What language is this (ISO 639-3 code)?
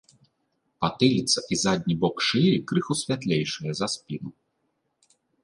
bel